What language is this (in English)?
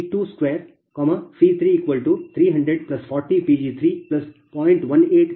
Kannada